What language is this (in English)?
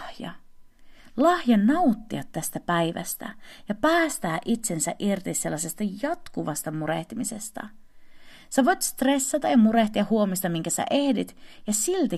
Finnish